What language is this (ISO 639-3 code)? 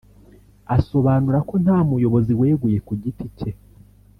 kin